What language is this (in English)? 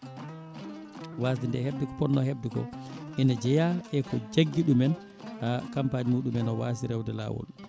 Fula